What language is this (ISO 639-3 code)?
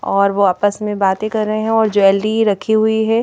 hin